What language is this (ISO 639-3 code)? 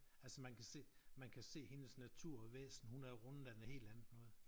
dan